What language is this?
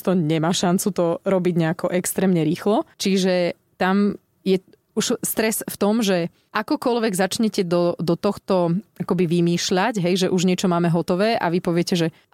Slovak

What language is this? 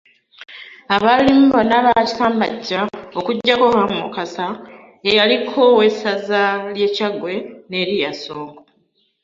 Ganda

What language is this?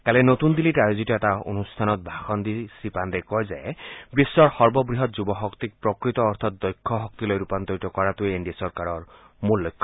Assamese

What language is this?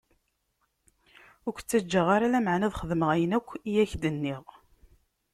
Kabyle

